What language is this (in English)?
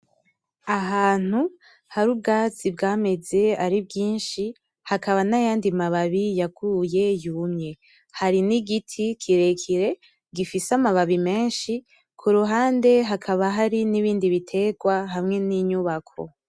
Rundi